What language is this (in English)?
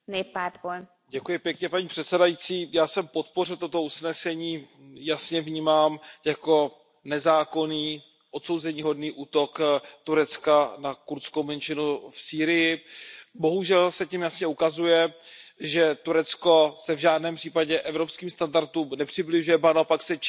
Czech